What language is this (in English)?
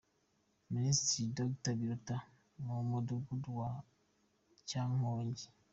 Kinyarwanda